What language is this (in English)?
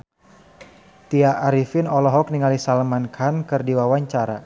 Sundanese